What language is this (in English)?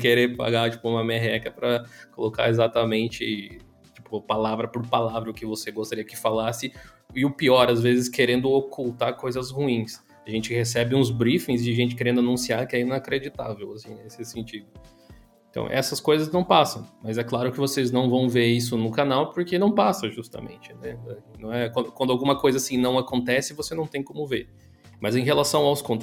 Portuguese